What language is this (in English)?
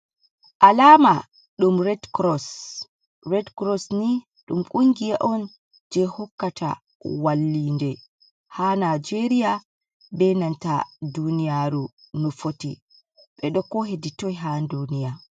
Fula